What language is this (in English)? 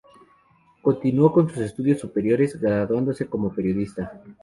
Spanish